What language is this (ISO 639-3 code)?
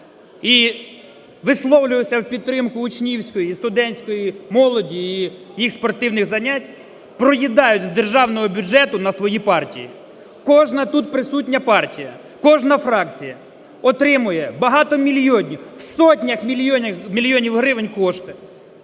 ukr